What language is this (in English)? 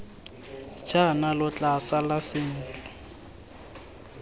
Tswana